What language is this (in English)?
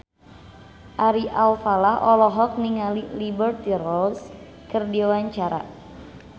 Sundanese